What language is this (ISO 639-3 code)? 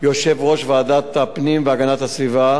heb